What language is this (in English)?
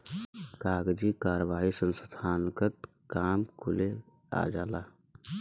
Bhojpuri